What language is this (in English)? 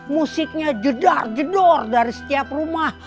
Indonesian